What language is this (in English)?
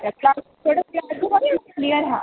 Dogri